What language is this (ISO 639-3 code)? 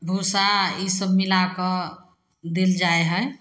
mai